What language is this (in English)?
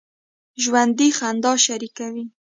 Pashto